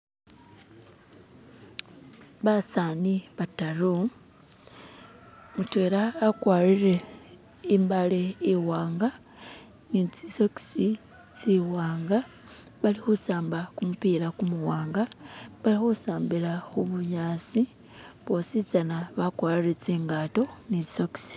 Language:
Masaaba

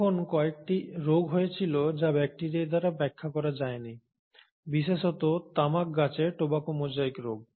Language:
Bangla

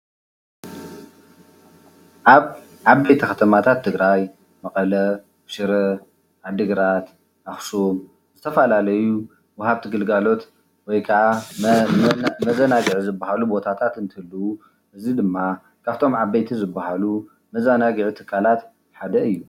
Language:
Tigrinya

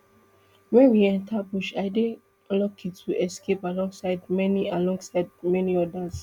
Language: Nigerian Pidgin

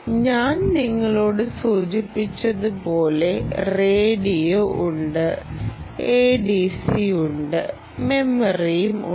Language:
Malayalam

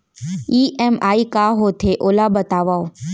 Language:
Chhattisgarhi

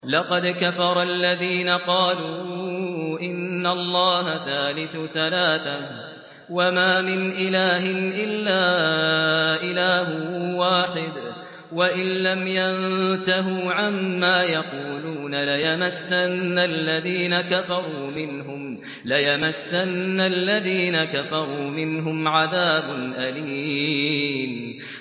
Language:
Arabic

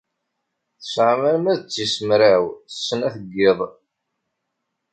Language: Kabyle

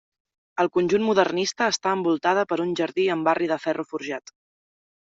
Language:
Catalan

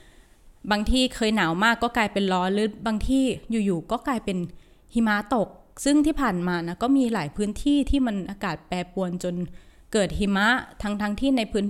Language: Thai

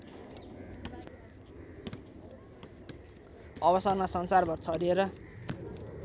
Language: Nepali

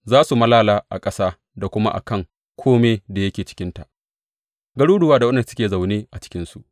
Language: Hausa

